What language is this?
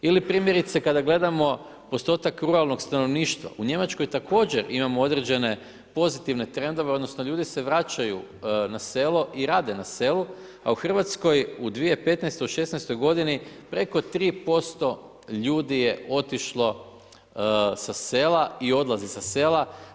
Croatian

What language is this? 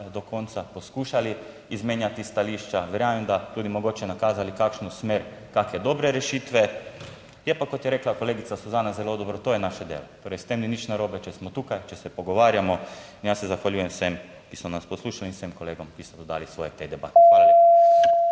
Slovenian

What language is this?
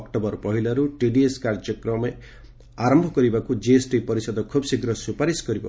Odia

